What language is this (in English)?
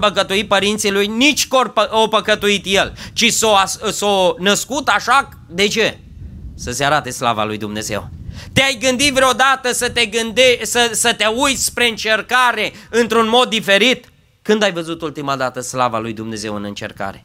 Romanian